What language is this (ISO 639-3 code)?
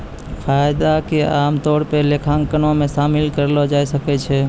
mai